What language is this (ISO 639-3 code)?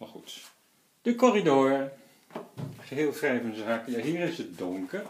nld